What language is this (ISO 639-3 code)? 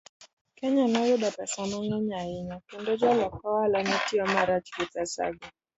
luo